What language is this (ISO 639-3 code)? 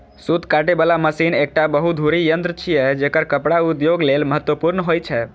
mai